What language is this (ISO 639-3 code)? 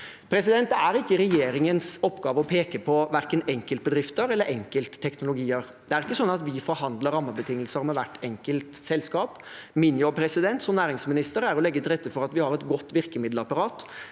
nor